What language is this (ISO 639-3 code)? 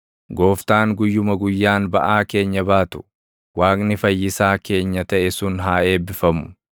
orm